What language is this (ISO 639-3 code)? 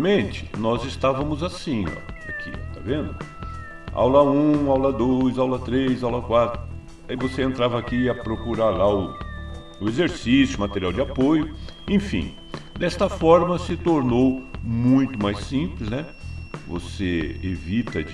por